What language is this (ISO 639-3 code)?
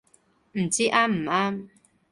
yue